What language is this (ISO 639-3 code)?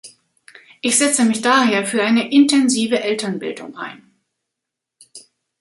deu